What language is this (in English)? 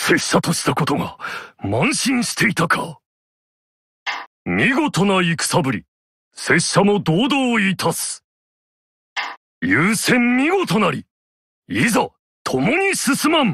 Japanese